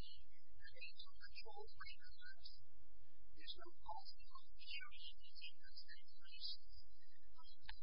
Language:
English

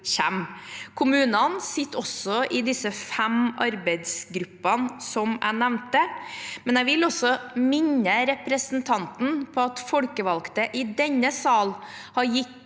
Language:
Norwegian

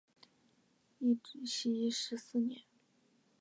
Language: Chinese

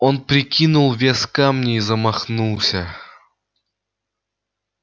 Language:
Russian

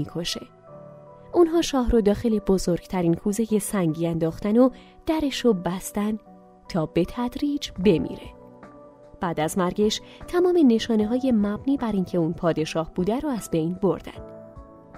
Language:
Persian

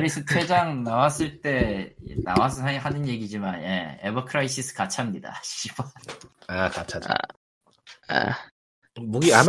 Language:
Korean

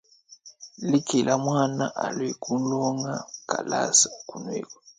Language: Luba-Lulua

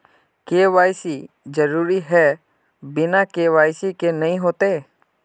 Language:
Magahi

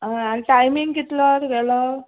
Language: Konkani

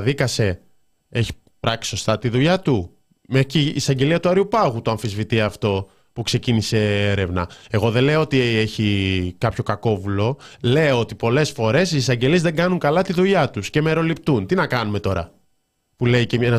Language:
Greek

